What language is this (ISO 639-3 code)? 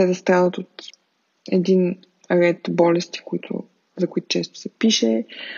bul